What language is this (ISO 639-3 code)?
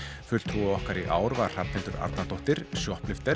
isl